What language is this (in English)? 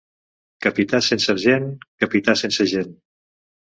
Catalan